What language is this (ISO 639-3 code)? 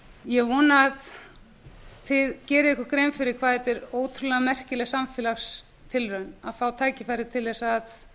isl